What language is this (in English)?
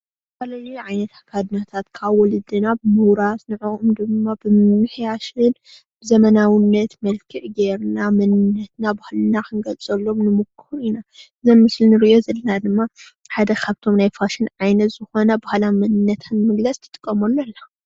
Tigrinya